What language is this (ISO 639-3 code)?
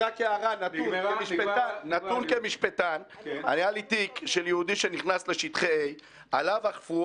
heb